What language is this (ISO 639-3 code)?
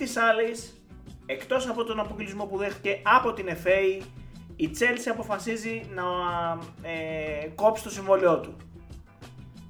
ell